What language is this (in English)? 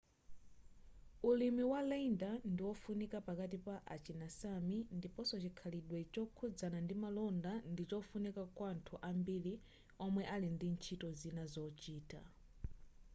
Nyanja